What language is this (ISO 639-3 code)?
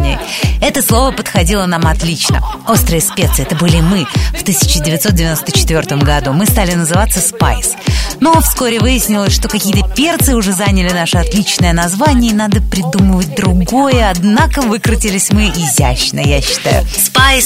rus